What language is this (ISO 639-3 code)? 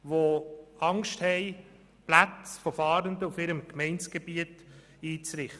gsw